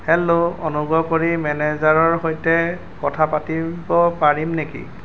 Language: Assamese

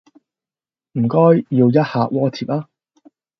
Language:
Cantonese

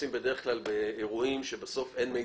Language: Hebrew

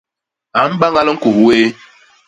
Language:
Basaa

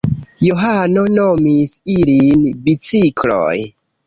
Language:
Esperanto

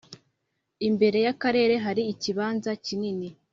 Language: Kinyarwanda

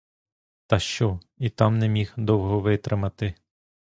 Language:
Ukrainian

